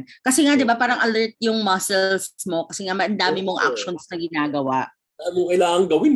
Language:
Filipino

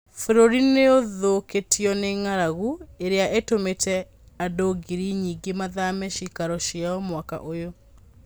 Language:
Kikuyu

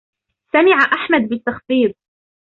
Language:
Arabic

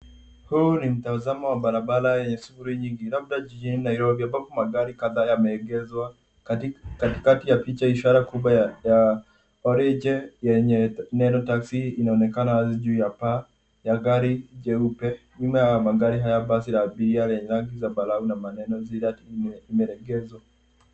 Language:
Swahili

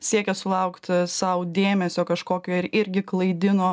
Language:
Lithuanian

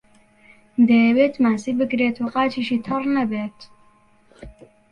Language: Central Kurdish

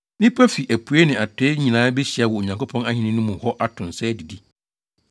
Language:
Akan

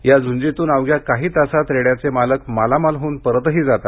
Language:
Marathi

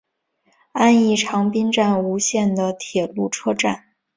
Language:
Chinese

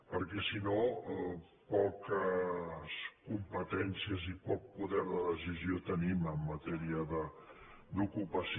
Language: Catalan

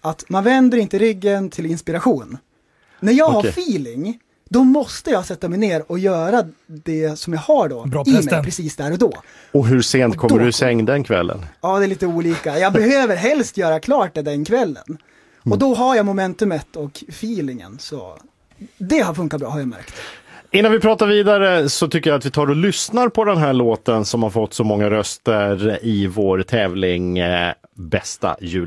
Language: Swedish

